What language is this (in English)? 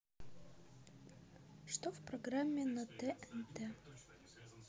Russian